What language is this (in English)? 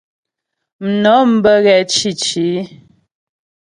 Ghomala